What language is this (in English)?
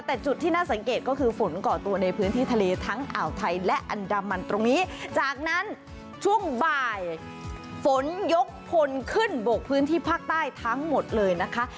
Thai